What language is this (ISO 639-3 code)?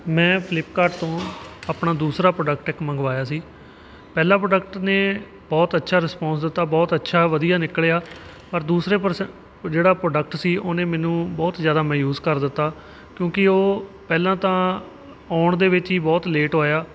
pan